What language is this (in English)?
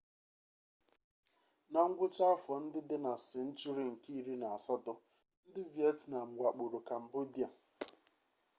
Igbo